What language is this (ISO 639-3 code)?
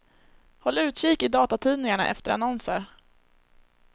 swe